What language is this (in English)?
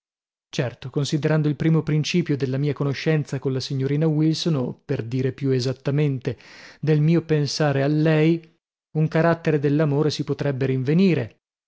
Italian